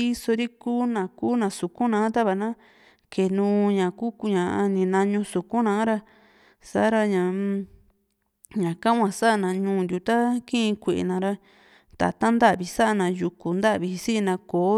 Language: Juxtlahuaca Mixtec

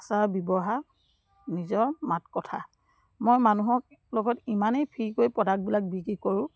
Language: Assamese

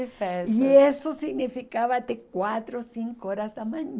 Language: Portuguese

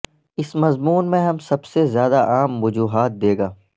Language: Urdu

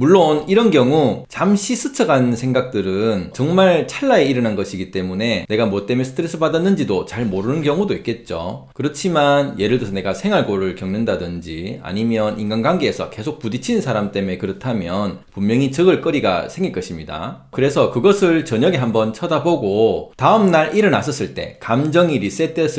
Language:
Korean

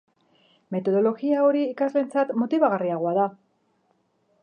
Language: Basque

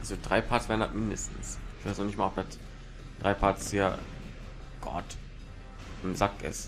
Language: German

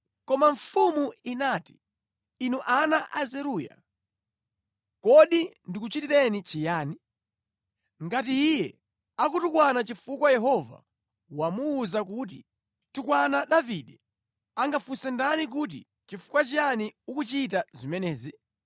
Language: Nyanja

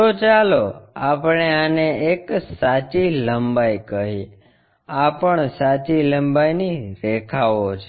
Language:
Gujarati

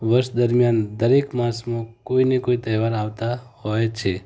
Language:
Gujarati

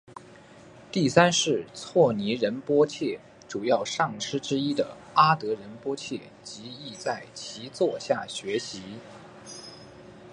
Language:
Chinese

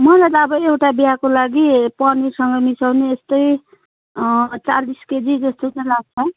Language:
Nepali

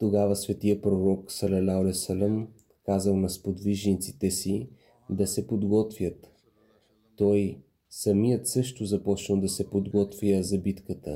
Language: Bulgarian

